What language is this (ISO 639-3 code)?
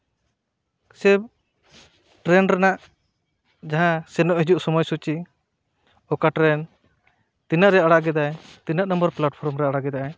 sat